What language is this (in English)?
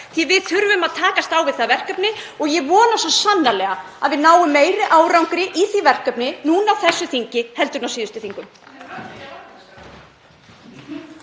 Icelandic